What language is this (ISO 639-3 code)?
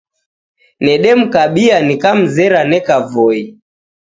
dav